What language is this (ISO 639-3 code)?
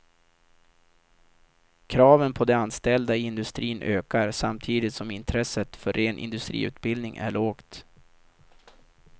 swe